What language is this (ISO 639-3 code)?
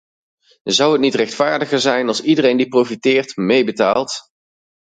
nld